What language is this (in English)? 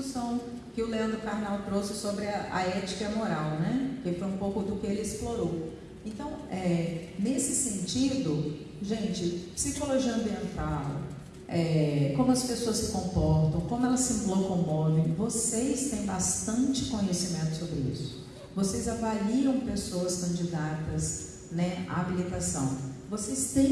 Portuguese